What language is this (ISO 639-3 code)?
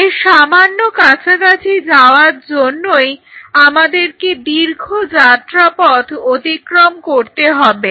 ben